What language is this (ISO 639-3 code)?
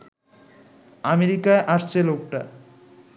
ben